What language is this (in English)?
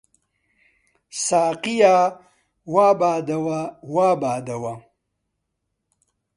Central Kurdish